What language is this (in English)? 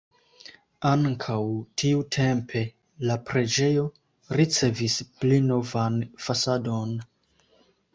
Esperanto